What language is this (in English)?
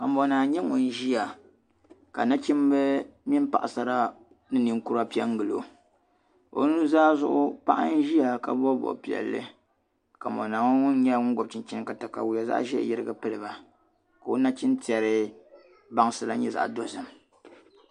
Dagbani